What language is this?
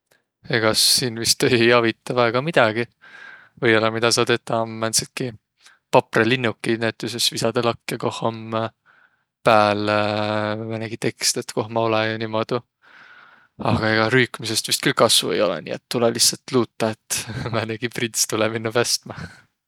Võro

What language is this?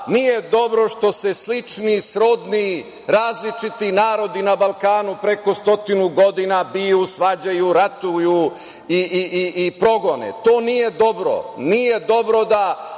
Serbian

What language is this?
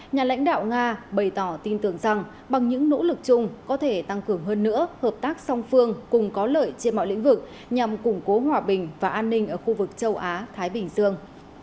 Vietnamese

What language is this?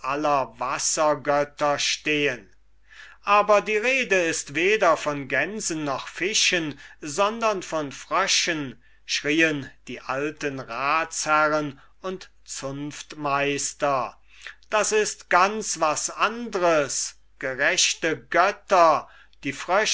German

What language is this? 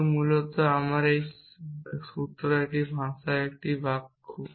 Bangla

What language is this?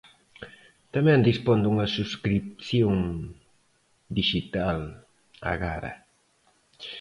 Galician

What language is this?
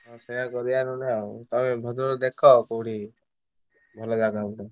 Odia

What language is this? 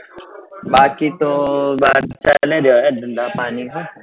Gujarati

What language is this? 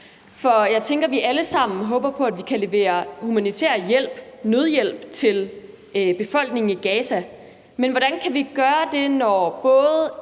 Danish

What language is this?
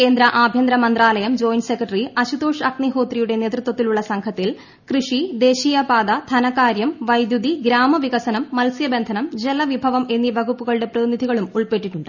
Malayalam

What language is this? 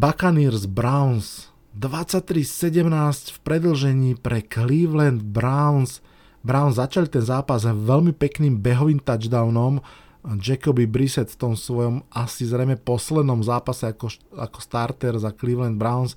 Slovak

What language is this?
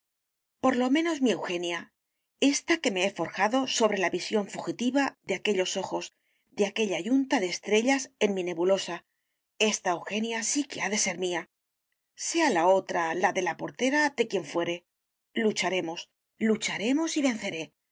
Spanish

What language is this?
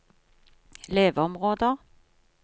Norwegian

